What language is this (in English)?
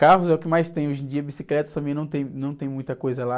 Portuguese